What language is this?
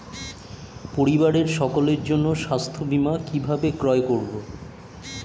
Bangla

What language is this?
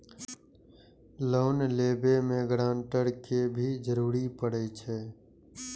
Maithili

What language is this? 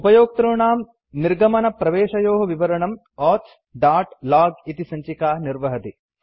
Sanskrit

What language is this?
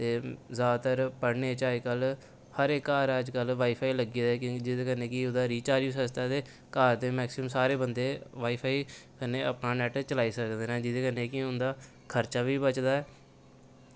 Dogri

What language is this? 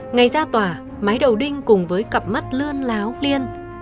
Vietnamese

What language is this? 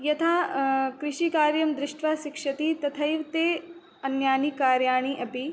Sanskrit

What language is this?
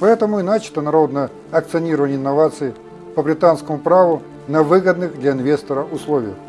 Russian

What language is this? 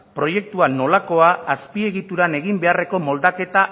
Basque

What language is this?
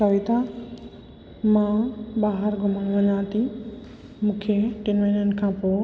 Sindhi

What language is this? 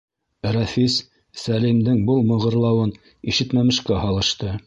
Bashkir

